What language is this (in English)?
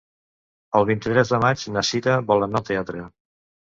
Catalan